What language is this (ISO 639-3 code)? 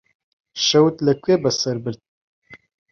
ckb